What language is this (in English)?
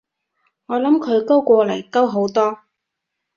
Cantonese